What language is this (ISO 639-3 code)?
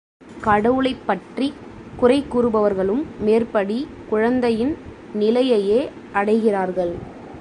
tam